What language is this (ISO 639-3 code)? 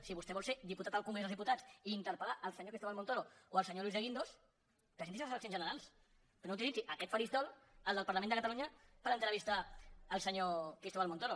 cat